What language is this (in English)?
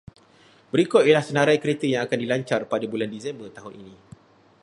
Malay